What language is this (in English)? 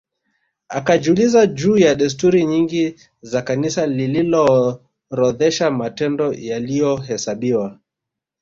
Swahili